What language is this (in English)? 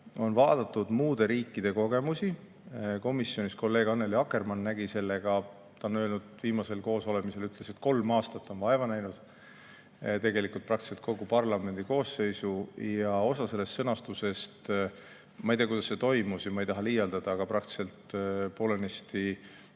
Estonian